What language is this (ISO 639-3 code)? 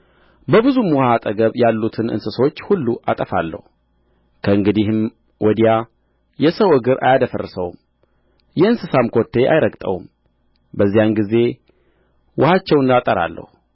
amh